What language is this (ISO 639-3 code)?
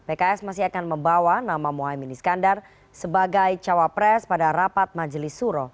ind